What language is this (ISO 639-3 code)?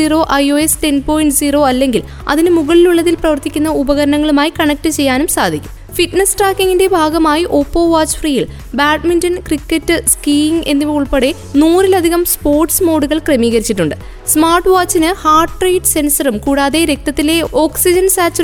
mal